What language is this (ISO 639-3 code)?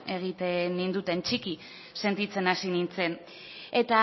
eus